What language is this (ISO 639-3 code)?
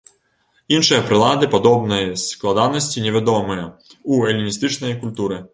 bel